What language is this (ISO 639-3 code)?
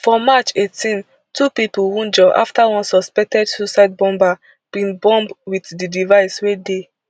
pcm